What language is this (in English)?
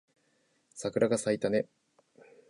Japanese